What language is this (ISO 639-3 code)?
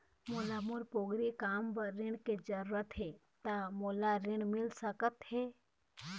hne